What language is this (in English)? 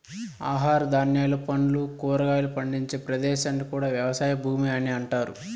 Telugu